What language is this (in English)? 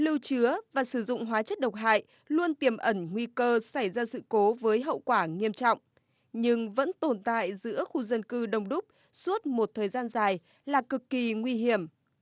Vietnamese